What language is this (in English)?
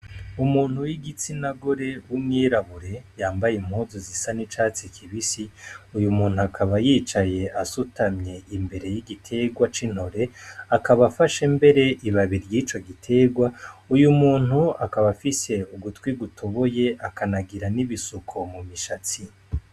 Rundi